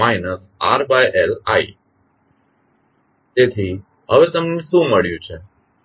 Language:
Gujarati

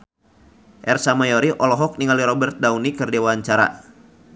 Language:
Sundanese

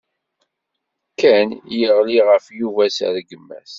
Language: Kabyle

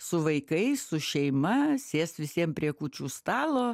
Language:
Lithuanian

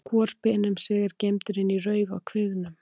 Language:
Icelandic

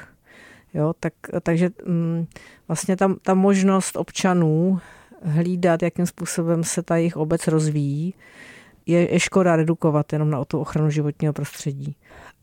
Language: Czech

